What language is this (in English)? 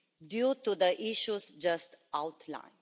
English